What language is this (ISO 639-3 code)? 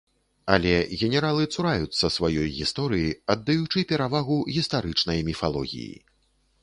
bel